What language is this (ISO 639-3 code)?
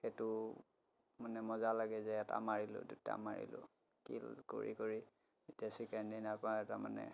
asm